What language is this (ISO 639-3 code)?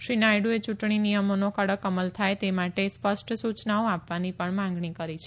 guj